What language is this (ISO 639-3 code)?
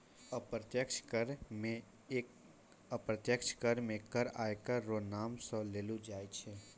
mai